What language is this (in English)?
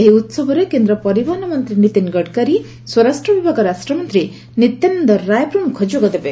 Odia